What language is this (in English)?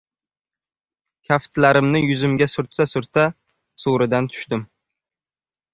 Uzbek